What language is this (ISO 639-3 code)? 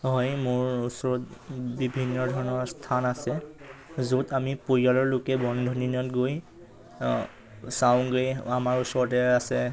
asm